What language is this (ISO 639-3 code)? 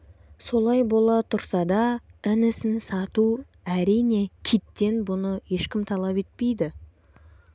kaz